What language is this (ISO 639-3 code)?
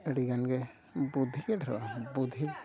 sat